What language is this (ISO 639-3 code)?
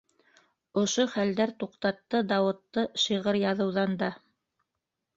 bak